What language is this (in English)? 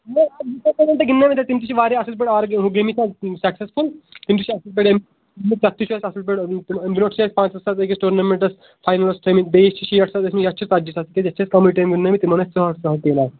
Kashmiri